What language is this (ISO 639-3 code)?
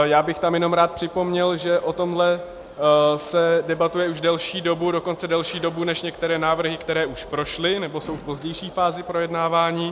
ces